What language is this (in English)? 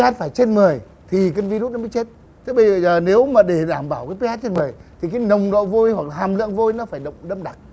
Vietnamese